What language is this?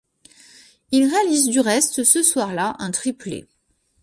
French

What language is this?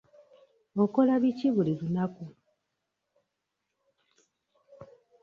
Ganda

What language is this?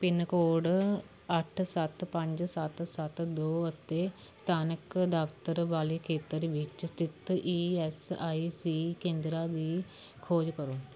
Punjabi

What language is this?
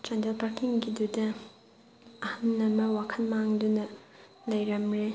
Manipuri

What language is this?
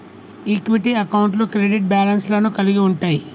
Telugu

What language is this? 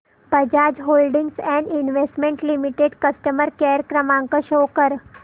Marathi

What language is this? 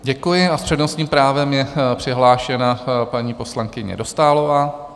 Czech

